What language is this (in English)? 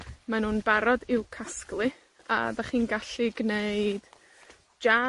Welsh